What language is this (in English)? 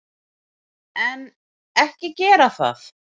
Icelandic